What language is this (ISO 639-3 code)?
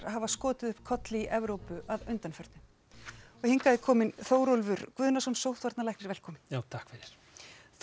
isl